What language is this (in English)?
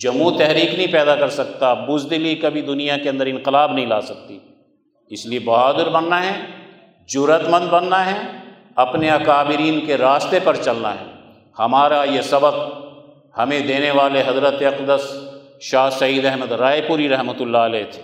Urdu